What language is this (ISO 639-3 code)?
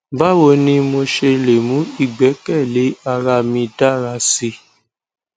yor